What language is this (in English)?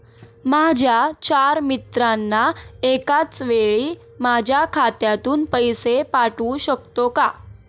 Marathi